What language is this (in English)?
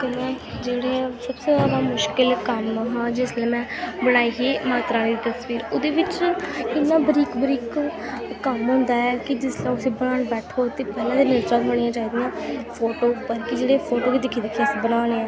Dogri